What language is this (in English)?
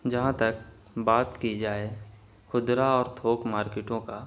Urdu